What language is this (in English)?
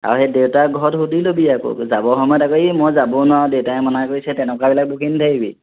Assamese